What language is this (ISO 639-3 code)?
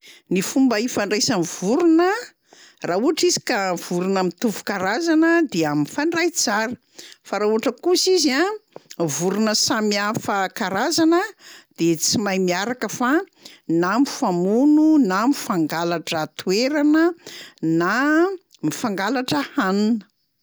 mlg